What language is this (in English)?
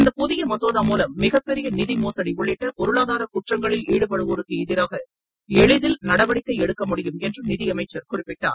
Tamil